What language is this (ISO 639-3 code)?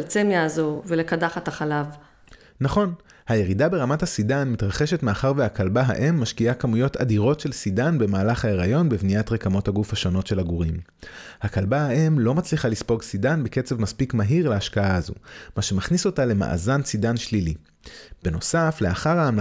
heb